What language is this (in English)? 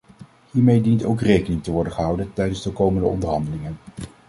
Dutch